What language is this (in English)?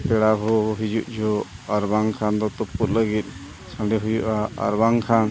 Santali